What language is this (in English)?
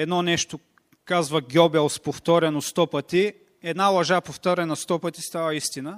Bulgarian